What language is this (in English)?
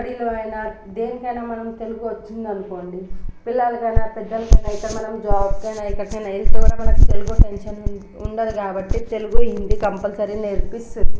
Telugu